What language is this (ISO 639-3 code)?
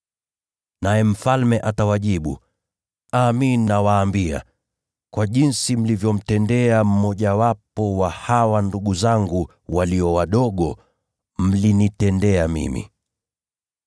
swa